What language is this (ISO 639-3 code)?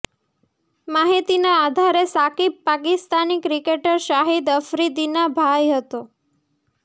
guj